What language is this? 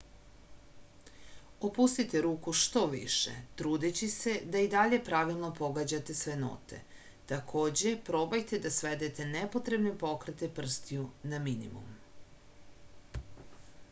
Serbian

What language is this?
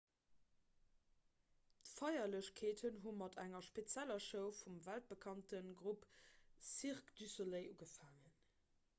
Luxembourgish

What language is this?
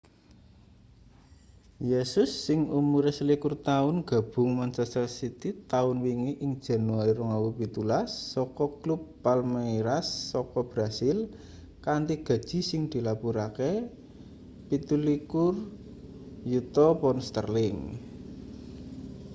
Javanese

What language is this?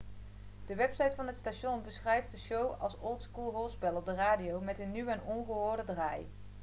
Dutch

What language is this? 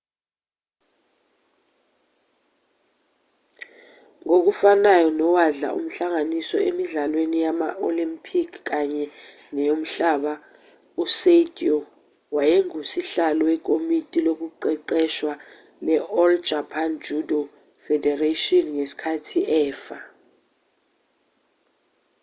Zulu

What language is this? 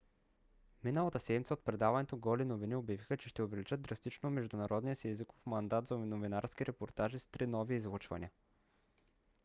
Bulgarian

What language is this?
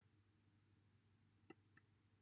Welsh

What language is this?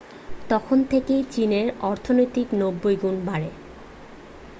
Bangla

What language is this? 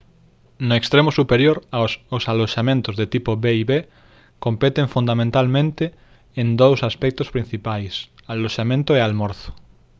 Galician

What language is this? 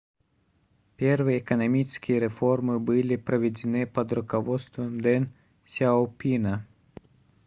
Russian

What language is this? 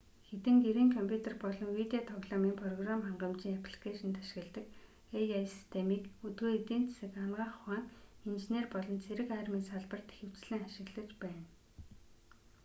Mongolian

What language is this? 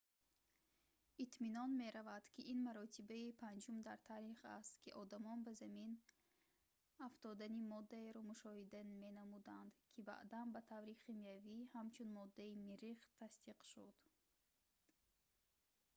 Tajik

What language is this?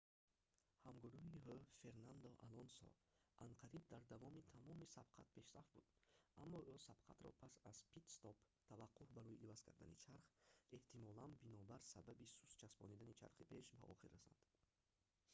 Tajik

